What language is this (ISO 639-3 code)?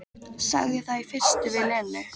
isl